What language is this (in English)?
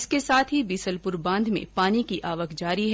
Hindi